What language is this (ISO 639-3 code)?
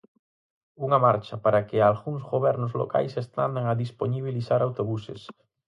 glg